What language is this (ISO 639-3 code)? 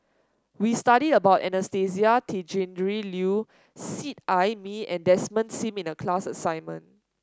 eng